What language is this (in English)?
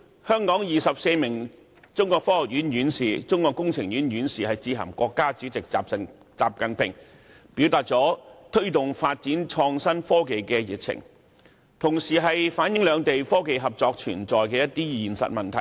Cantonese